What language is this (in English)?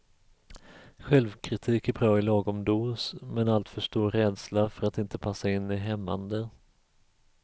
Swedish